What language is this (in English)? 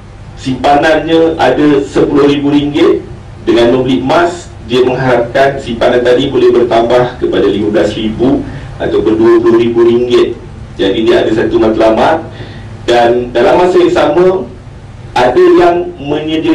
Malay